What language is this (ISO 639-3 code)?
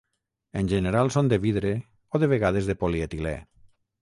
cat